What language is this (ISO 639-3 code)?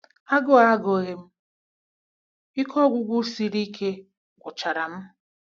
ibo